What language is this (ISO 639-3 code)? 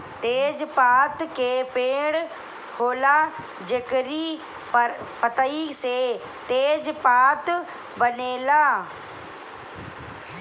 bho